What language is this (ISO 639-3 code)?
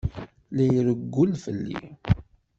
kab